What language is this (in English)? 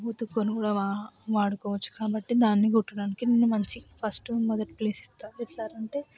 Telugu